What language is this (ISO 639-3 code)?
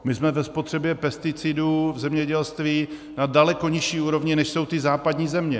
ces